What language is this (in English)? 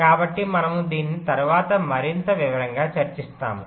Telugu